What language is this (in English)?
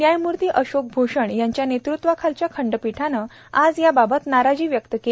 Marathi